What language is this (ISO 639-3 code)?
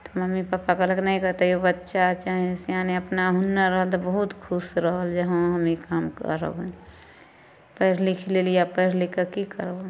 mai